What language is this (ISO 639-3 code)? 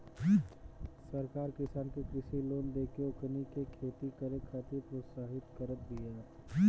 bho